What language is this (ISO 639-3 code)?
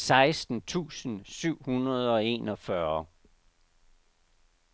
dan